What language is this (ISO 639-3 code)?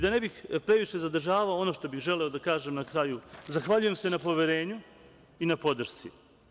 srp